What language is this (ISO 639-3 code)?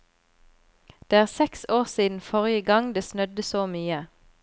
nor